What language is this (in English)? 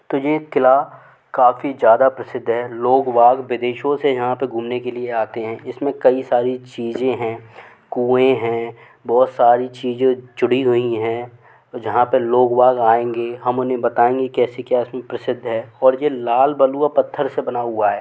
Hindi